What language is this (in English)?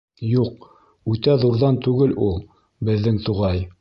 Bashkir